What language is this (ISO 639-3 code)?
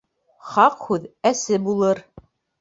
bak